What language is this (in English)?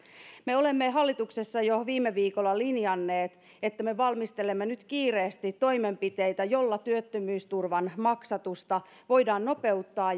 Finnish